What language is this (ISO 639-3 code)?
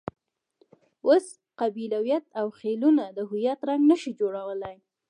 pus